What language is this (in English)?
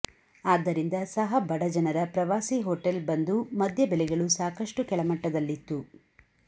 Kannada